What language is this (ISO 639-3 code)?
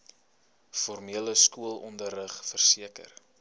afr